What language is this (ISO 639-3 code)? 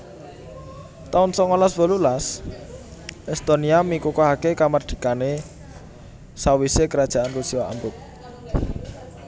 jav